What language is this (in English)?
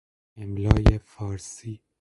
Persian